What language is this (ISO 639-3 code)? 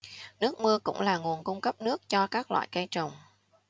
vie